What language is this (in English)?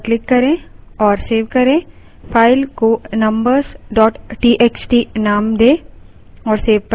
Hindi